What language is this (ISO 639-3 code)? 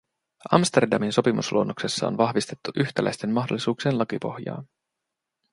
fin